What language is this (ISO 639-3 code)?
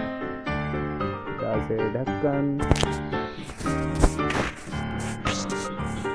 hin